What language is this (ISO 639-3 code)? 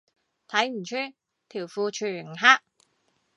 yue